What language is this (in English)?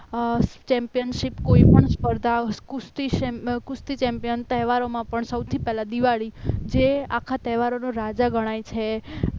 Gujarati